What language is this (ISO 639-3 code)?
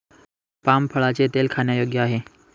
mar